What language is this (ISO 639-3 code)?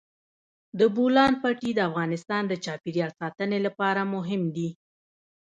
pus